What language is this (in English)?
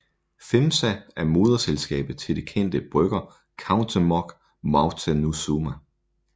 Danish